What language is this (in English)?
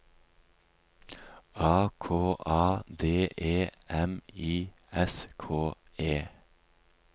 Norwegian